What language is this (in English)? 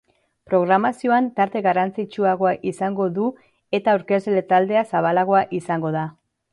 Basque